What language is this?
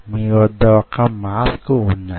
Telugu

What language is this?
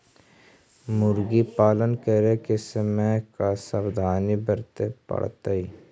Magahi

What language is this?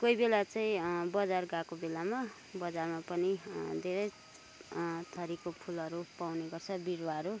Nepali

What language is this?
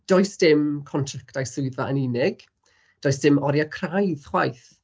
Welsh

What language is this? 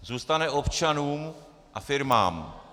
Czech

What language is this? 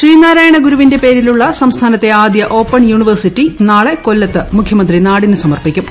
Malayalam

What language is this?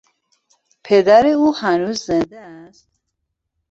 Persian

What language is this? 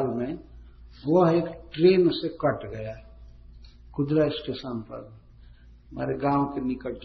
Hindi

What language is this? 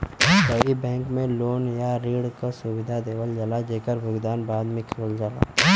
Bhojpuri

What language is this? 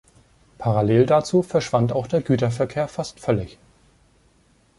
German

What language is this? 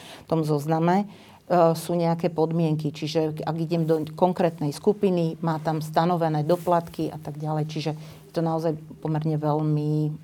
Slovak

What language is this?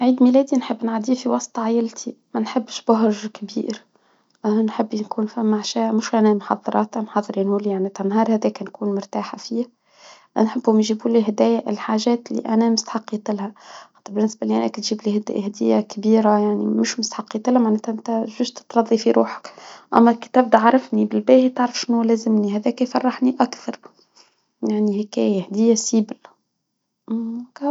Tunisian Arabic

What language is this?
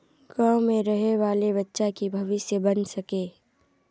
Magahi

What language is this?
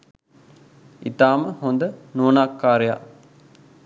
Sinhala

